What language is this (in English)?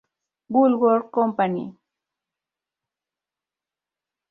Spanish